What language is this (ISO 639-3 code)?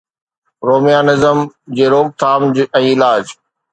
snd